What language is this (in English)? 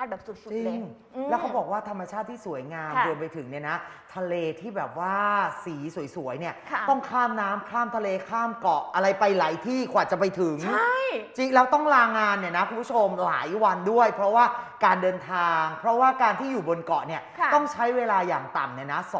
Thai